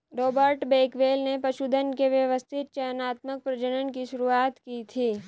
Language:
Hindi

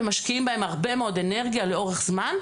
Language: Hebrew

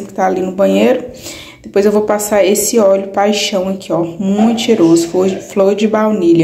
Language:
Portuguese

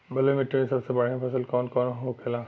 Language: Bhojpuri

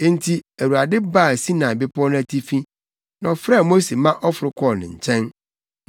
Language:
Akan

